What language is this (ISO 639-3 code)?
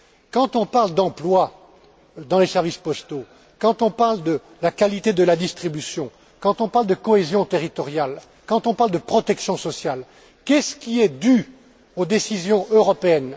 fra